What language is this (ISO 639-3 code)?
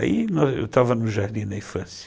por